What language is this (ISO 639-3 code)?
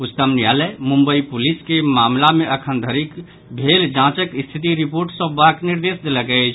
mai